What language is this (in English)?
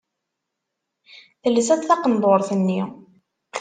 Kabyle